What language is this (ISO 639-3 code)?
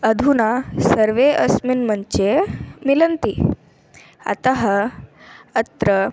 san